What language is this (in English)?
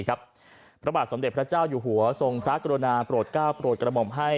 Thai